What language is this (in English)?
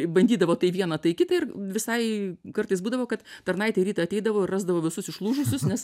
Lithuanian